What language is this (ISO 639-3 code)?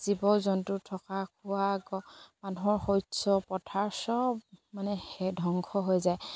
asm